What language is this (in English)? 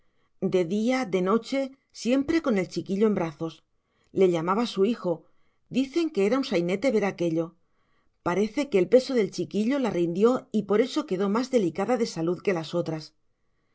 Spanish